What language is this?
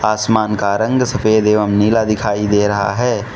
Hindi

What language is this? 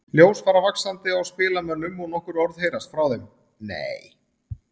Icelandic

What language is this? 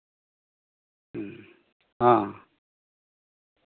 Santali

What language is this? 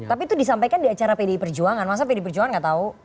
Indonesian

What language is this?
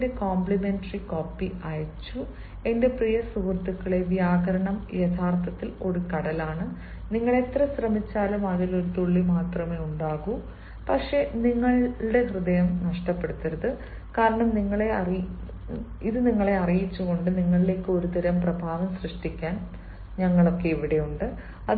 Malayalam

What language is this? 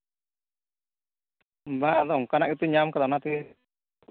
Santali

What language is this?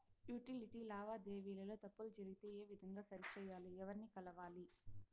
Telugu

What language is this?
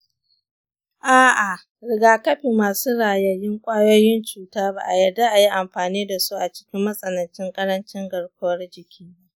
Hausa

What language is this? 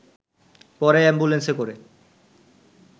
Bangla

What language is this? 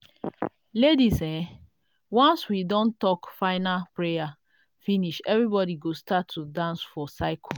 Nigerian Pidgin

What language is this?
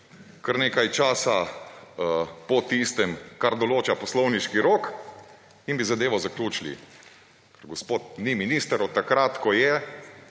Slovenian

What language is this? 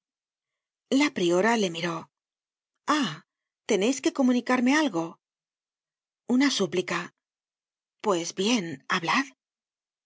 Spanish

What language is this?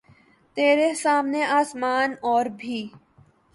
Urdu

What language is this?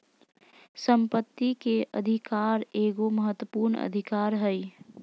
Magahi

